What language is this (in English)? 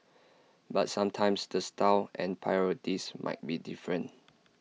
English